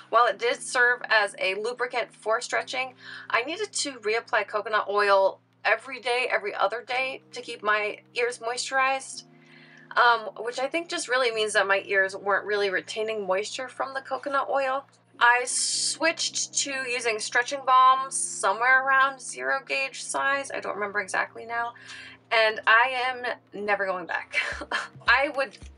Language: English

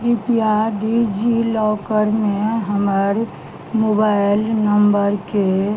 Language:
Maithili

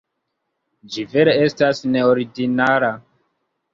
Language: Esperanto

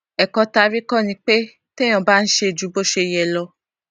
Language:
Yoruba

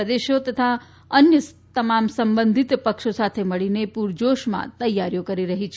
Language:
Gujarati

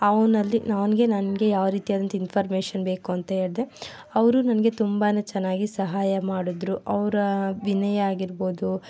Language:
Kannada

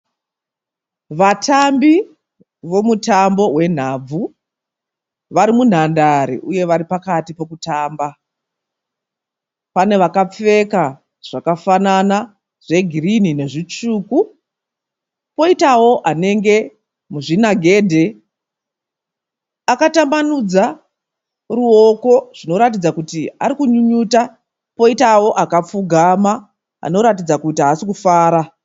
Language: Shona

